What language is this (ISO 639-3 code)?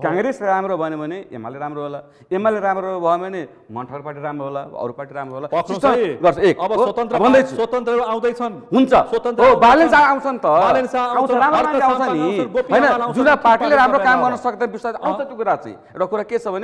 ind